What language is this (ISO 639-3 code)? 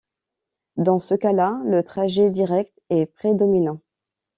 fra